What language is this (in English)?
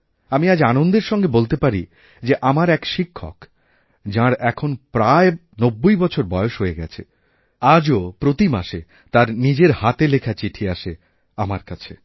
Bangla